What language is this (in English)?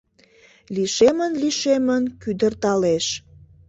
Mari